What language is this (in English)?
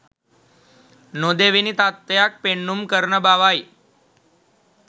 Sinhala